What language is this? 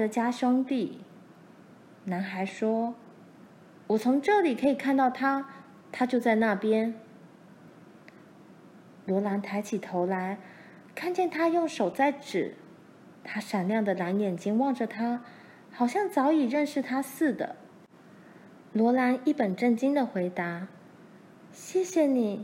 Chinese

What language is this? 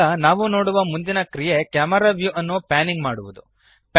Kannada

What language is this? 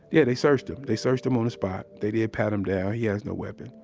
English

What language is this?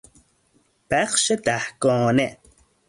Persian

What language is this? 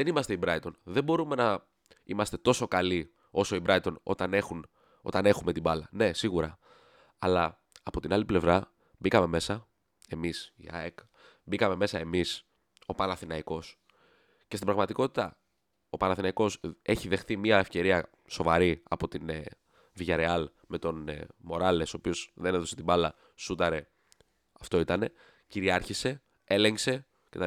Greek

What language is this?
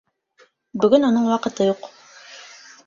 Bashkir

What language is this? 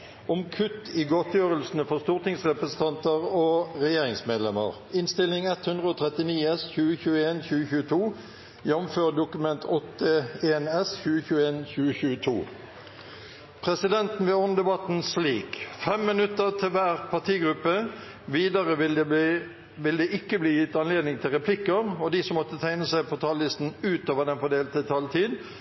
Norwegian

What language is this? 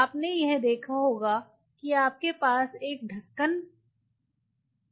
Hindi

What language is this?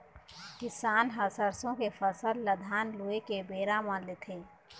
Chhattisgarhi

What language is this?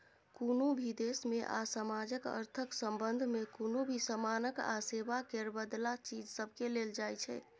Maithili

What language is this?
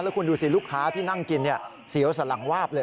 Thai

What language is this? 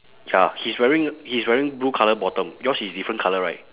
English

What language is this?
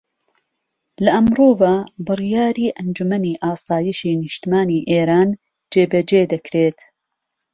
Central Kurdish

